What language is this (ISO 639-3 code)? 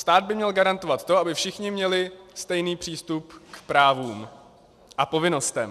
ces